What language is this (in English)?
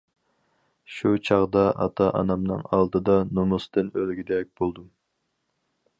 Uyghur